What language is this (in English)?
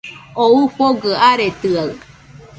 Nüpode Huitoto